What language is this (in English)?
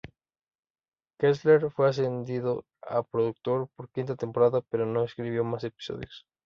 Spanish